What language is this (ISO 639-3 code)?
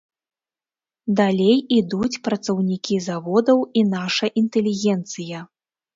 bel